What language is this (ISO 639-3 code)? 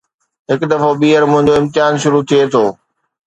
snd